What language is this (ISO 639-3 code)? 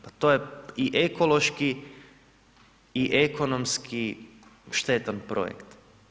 hrv